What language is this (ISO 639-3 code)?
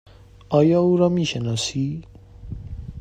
fas